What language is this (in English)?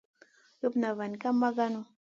Masana